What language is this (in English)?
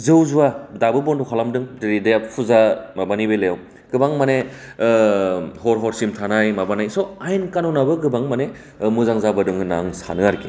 Bodo